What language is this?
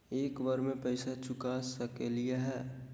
Magahi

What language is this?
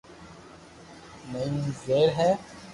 Loarki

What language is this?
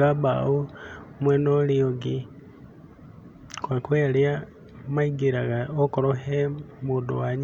Kikuyu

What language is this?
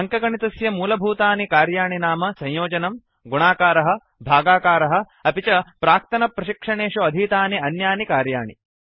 Sanskrit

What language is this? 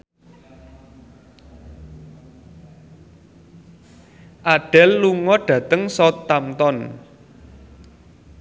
Javanese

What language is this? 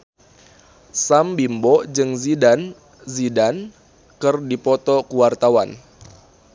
Sundanese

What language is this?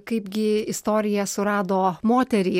Lithuanian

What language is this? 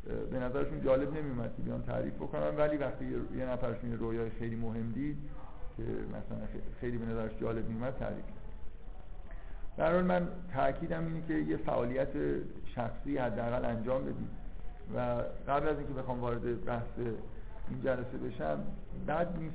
Persian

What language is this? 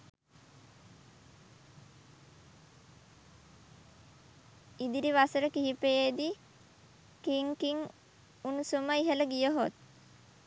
Sinhala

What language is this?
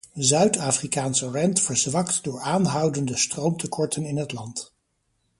Dutch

